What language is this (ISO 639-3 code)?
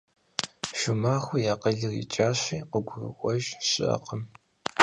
kbd